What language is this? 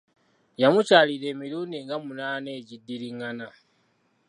Ganda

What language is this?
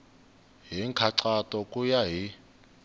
Tsonga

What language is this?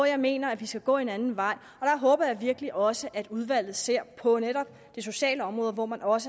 Danish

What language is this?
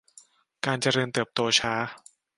Thai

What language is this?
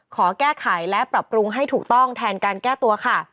Thai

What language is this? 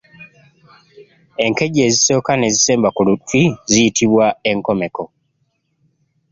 Ganda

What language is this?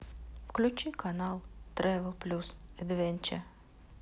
Russian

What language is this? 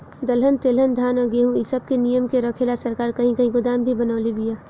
Bhojpuri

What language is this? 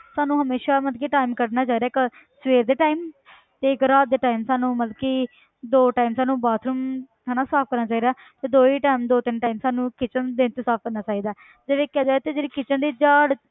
Punjabi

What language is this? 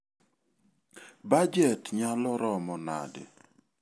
Luo (Kenya and Tanzania)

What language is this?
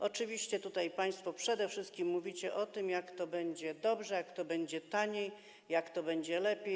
Polish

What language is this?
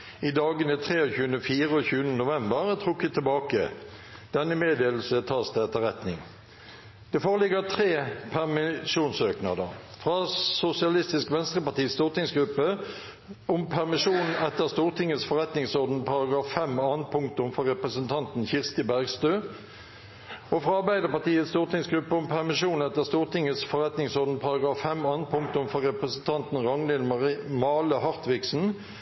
Norwegian Bokmål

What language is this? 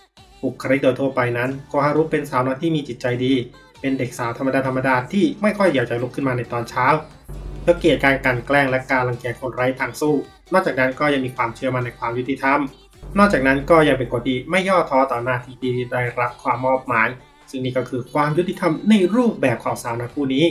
Thai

